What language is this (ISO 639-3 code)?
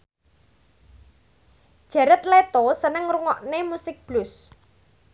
jav